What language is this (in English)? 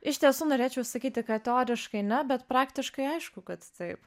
Lithuanian